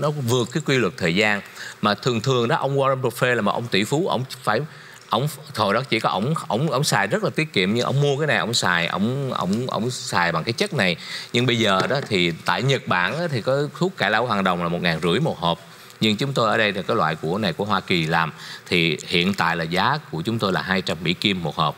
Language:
Vietnamese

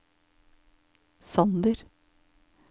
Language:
Norwegian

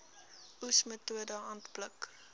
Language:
Afrikaans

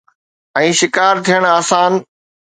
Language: Sindhi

